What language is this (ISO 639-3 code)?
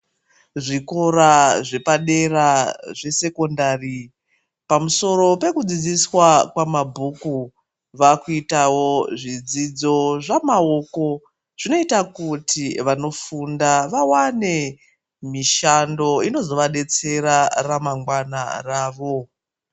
ndc